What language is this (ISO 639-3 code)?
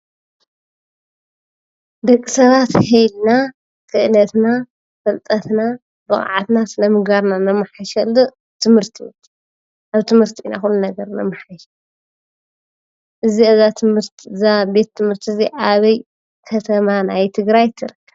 tir